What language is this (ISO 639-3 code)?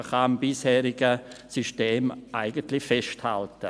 gsw